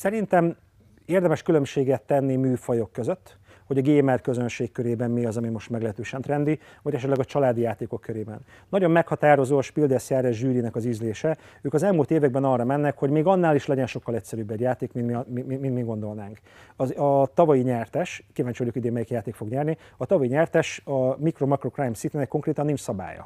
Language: Hungarian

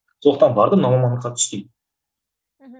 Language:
Kazakh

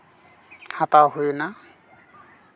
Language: Santali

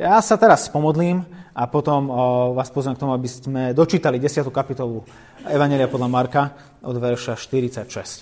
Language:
Slovak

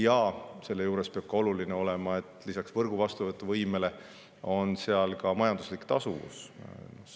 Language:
Estonian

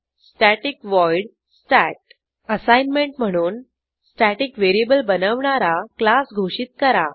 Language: Marathi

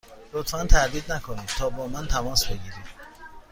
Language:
Persian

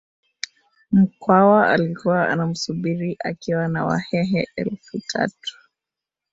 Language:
Swahili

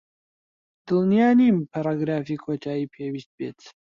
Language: Central Kurdish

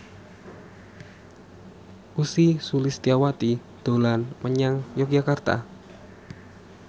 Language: Javanese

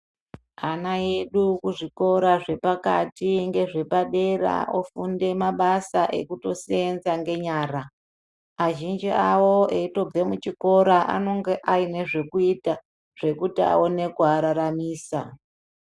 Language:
Ndau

